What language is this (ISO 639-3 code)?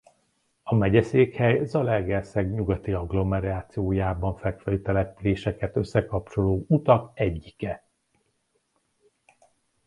hun